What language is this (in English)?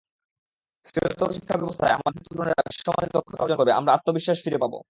Bangla